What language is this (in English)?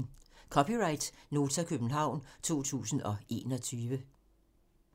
Danish